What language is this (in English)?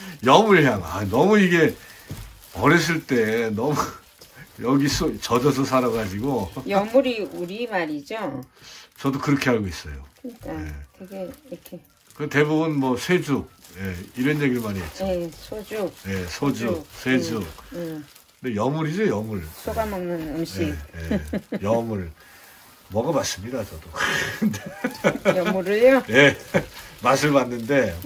Korean